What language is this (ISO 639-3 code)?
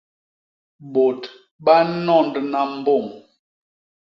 bas